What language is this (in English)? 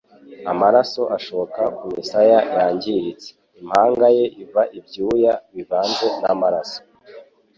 Kinyarwanda